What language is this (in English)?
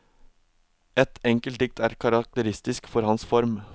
Norwegian